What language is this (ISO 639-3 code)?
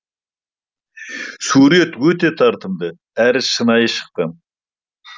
kaz